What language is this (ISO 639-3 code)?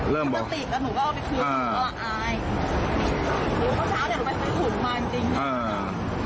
tha